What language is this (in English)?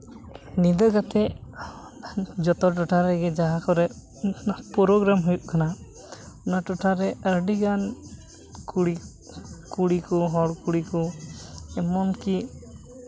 Santali